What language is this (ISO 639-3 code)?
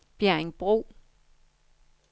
dan